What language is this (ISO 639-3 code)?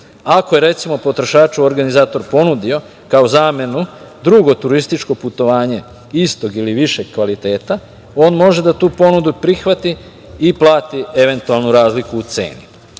srp